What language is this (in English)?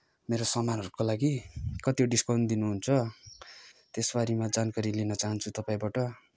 Nepali